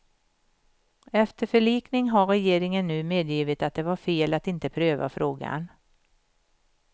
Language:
Swedish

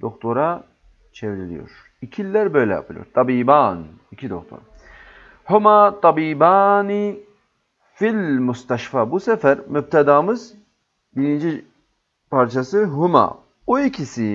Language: Turkish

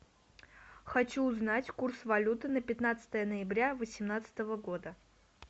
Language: Russian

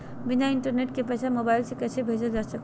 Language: Magahi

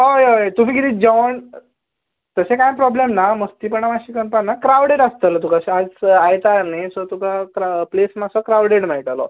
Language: Konkani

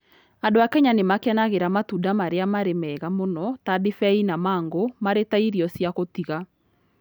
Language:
Kikuyu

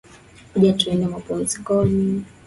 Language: Swahili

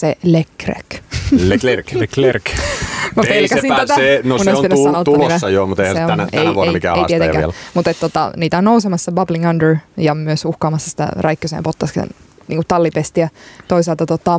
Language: Finnish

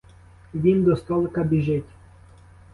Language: Ukrainian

